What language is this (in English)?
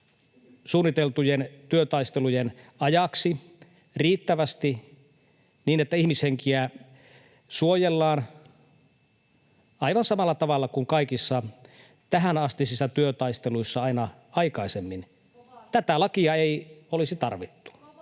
Finnish